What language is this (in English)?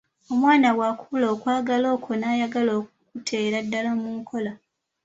Ganda